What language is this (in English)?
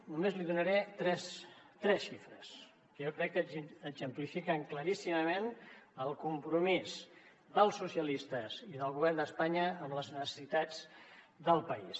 Catalan